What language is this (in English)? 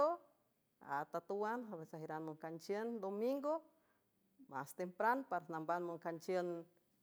San Francisco Del Mar Huave